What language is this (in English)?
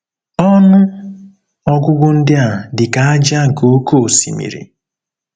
Igbo